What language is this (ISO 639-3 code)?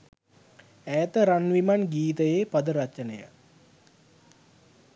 sin